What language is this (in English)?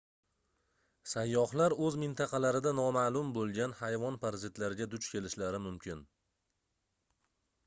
Uzbek